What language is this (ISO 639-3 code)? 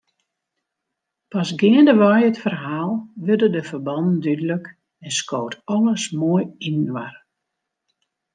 fry